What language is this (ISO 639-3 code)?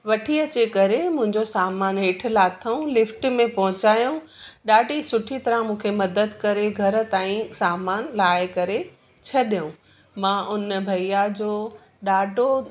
snd